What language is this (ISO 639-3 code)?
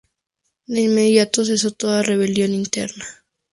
spa